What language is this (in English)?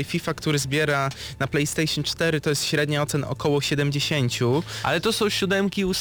Polish